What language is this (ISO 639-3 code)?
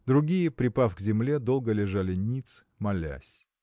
rus